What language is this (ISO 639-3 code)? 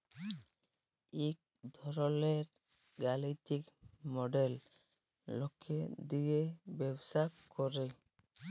ben